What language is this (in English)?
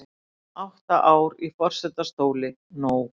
Icelandic